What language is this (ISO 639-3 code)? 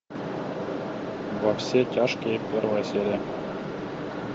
rus